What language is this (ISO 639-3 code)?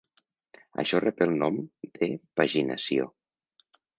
cat